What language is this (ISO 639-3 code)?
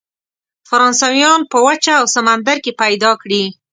pus